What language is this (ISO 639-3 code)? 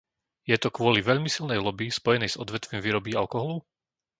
slk